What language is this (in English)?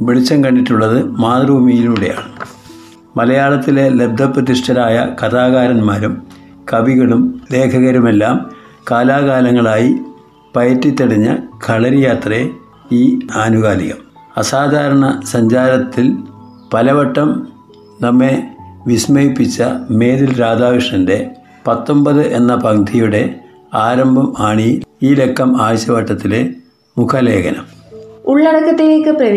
Malayalam